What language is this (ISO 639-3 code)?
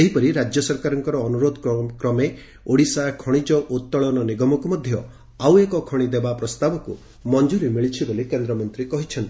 ori